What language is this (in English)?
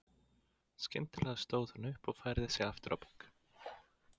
Icelandic